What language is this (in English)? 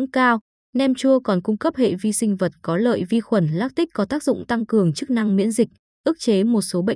Vietnamese